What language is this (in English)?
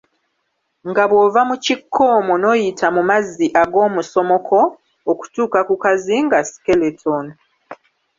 Ganda